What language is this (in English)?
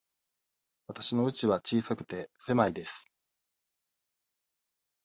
Japanese